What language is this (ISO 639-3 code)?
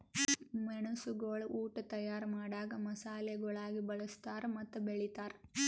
kan